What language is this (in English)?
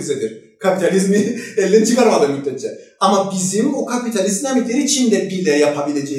Turkish